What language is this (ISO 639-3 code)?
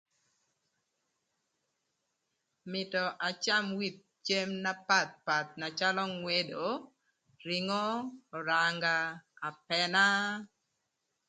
lth